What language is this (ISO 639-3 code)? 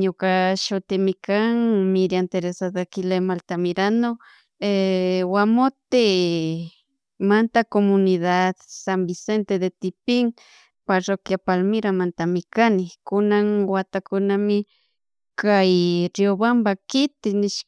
qug